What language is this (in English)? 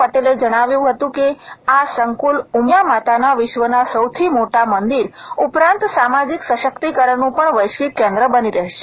Gujarati